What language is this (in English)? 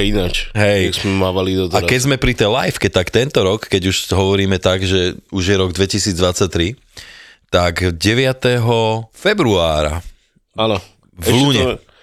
Slovak